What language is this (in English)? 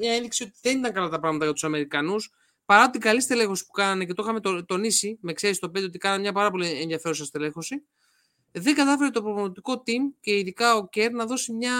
Greek